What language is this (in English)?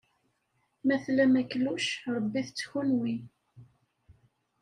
Kabyle